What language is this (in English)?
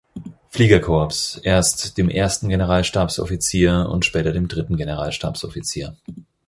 German